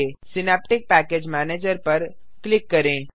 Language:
Hindi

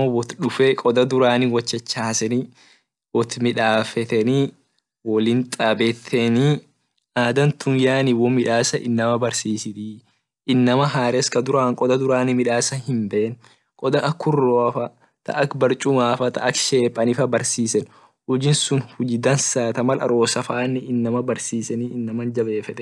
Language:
Orma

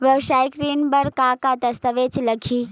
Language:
Chhattisgarhi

